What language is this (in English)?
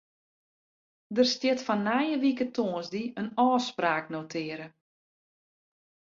Western Frisian